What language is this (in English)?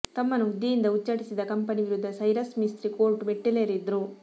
Kannada